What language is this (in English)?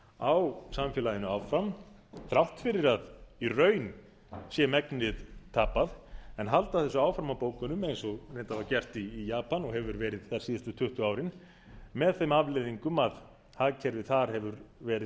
Icelandic